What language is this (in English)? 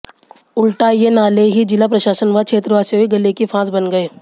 Hindi